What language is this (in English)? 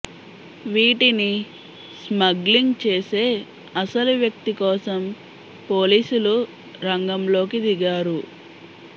Telugu